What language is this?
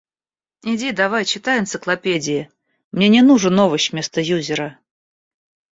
Russian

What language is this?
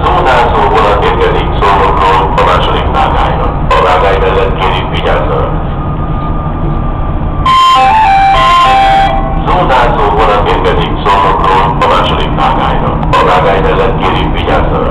Hungarian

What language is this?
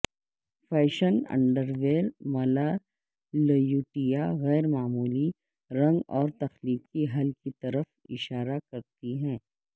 Urdu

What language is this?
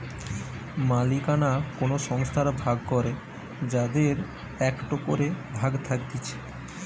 Bangla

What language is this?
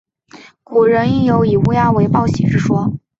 Chinese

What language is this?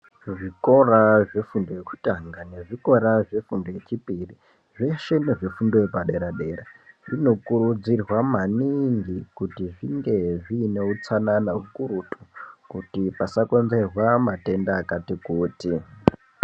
Ndau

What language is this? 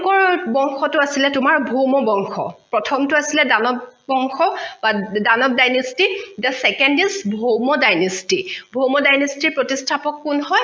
Assamese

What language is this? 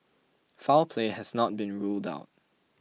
English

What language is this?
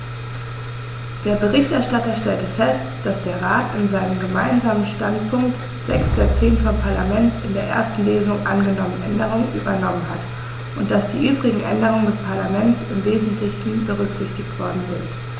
German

